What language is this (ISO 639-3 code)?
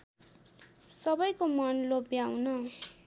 nep